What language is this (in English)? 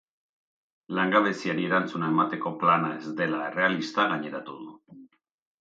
Basque